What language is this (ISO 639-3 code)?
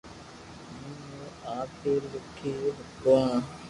lrk